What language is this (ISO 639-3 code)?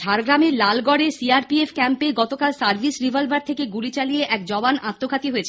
ben